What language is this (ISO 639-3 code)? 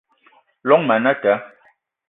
eto